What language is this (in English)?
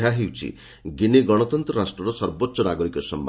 Odia